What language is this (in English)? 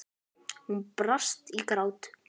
Icelandic